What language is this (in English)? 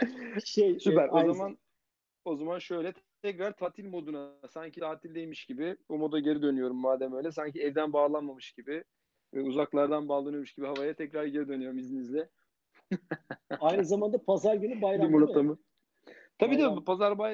Turkish